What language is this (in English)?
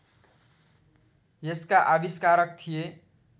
Nepali